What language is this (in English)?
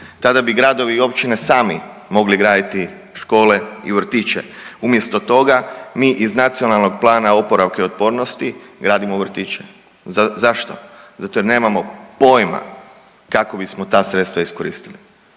Croatian